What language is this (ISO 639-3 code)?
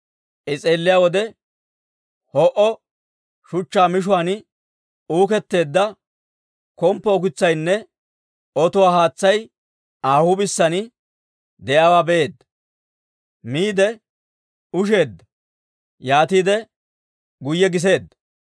dwr